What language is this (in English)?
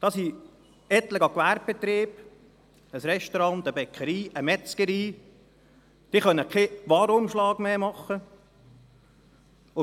Swiss German